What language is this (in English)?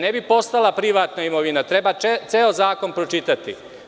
Serbian